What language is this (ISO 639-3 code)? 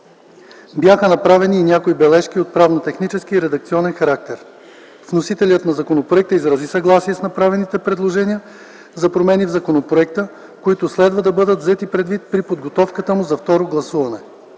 bul